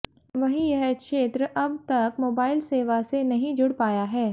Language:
Hindi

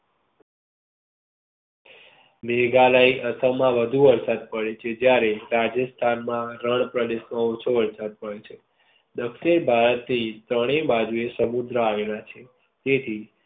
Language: Gujarati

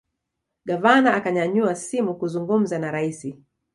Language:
Swahili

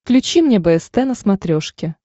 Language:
Russian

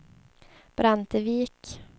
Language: Swedish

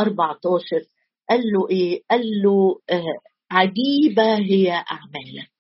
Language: Arabic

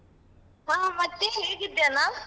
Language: Kannada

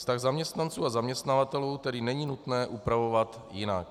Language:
Czech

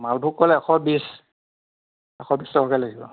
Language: Assamese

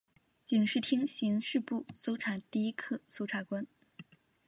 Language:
Chinese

